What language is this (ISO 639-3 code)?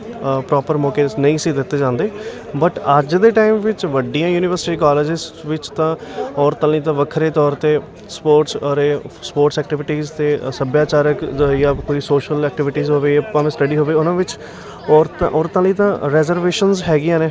pan